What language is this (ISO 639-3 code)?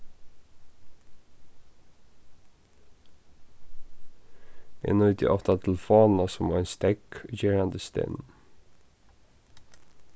fao